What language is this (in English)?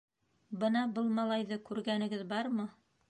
Bashkir